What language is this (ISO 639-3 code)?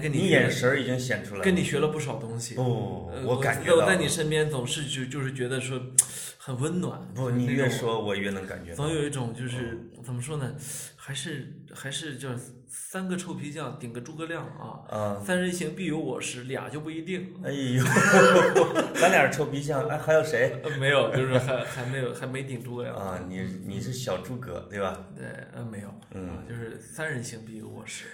zho